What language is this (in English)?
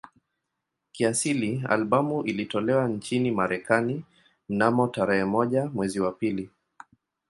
Swahili